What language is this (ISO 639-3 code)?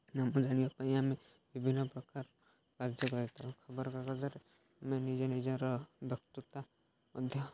ori